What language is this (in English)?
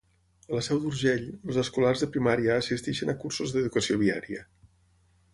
Catalan